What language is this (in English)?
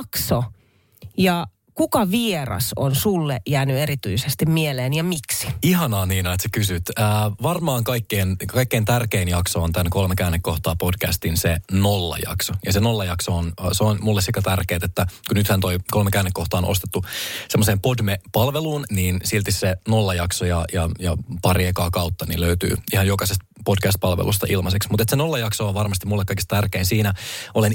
Finnish